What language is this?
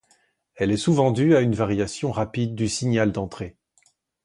French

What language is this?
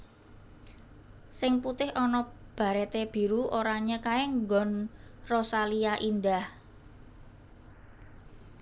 Javanese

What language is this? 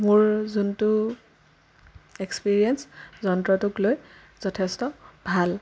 Assamese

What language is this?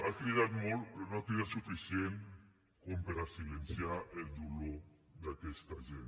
Catalan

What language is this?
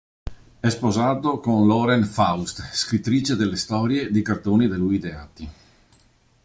Italian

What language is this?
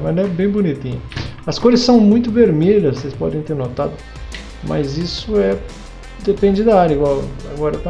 Portuguese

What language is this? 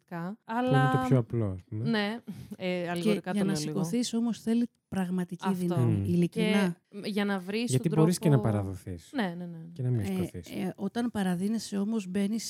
Greek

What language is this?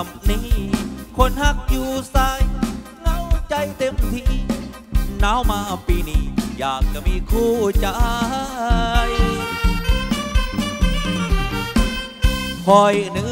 Thai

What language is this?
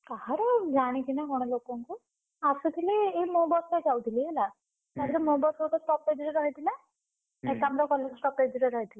Odia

